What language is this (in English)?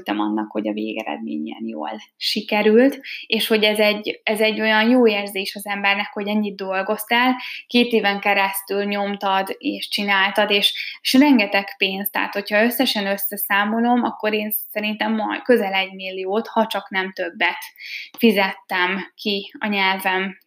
Hungarian